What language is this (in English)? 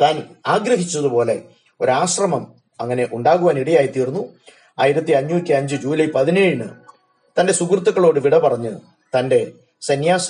Malayalam